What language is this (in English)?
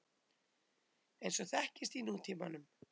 Icelandic